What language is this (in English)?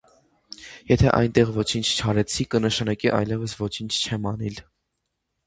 Armenian